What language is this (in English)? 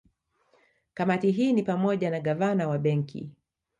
Swahili